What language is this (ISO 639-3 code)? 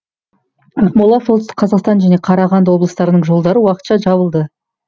kaz